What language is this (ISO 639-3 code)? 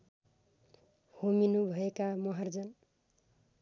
nep